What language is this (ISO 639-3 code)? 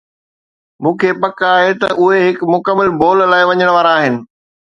snd